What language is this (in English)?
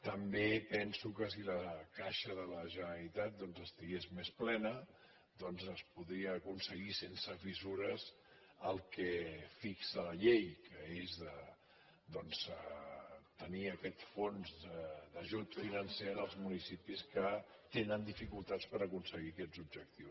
Catalan